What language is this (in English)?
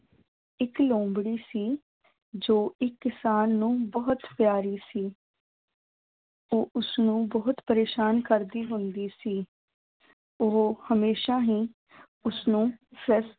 Punjabi